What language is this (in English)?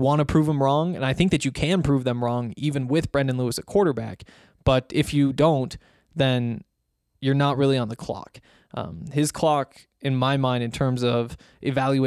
English